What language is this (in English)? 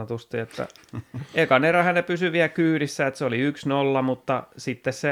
Finnish